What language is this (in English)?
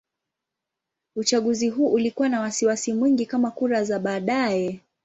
Swahili